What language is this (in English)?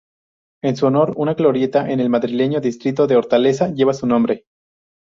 Spanish